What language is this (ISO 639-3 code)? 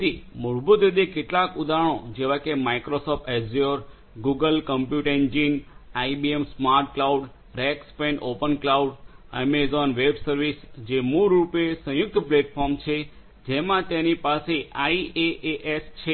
guj